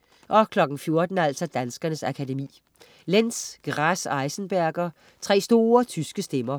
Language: Danish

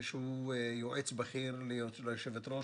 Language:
Hebrew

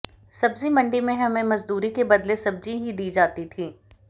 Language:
Hindi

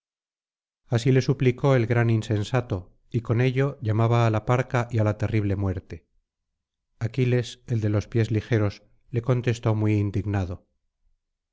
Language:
Spanish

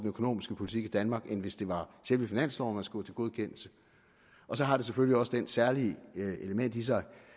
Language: Danish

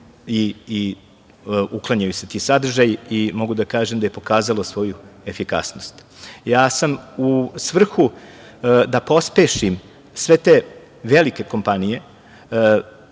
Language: Serbian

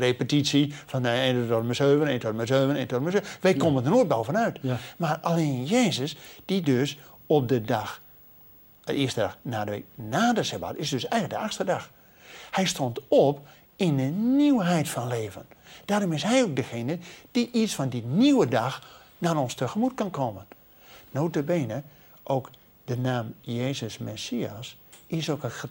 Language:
Dutch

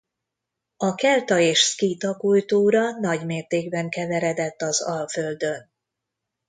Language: Hungarian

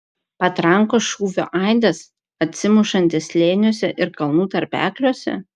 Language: Lithuanian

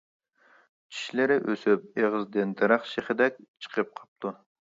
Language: Uyghur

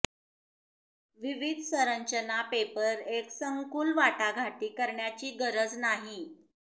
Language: Marathi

